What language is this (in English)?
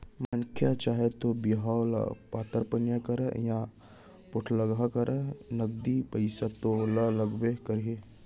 Chhattisgarhi